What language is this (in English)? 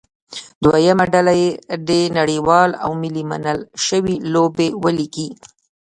Pashto